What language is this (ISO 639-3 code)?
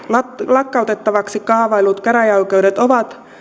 fin